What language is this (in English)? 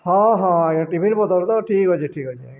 Odia